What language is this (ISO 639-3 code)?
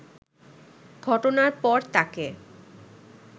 ben